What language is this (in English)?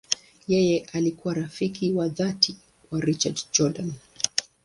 Swahili